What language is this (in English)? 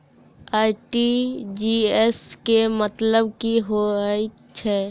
Maithili